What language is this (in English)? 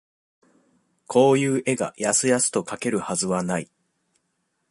Japanese